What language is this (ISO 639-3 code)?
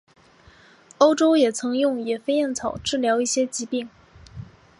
zho